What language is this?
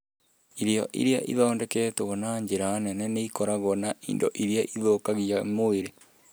Kikuyu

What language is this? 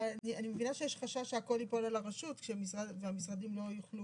Hebrew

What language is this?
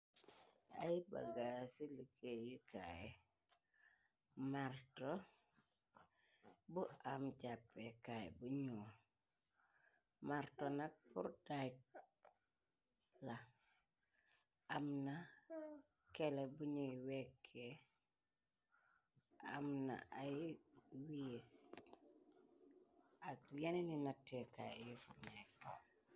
Wolof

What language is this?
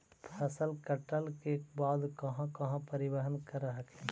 Magahi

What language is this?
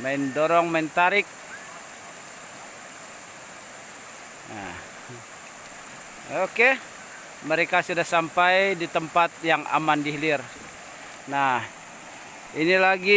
Indonesian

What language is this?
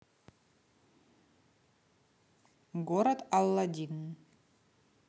Russian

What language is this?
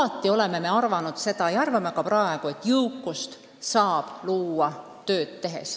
Estonian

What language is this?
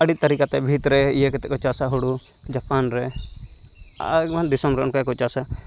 Santali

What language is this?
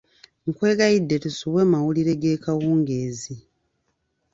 Ganda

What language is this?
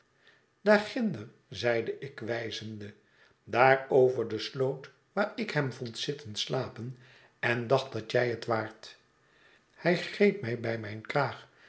Dutch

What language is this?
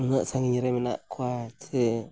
Santali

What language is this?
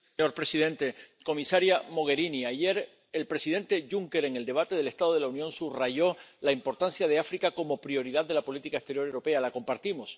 Spanish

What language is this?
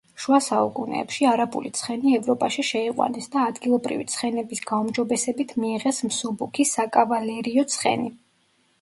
Georgian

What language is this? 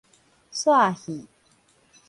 Min Nan Chinese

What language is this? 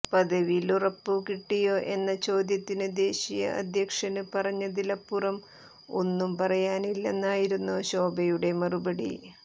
Malayalam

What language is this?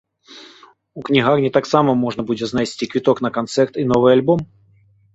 Belarusian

